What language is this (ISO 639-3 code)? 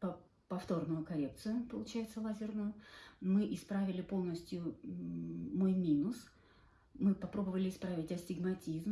rus